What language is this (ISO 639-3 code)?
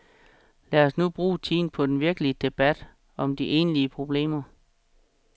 dan